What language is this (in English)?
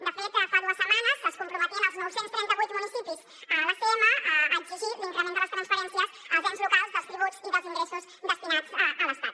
Catalan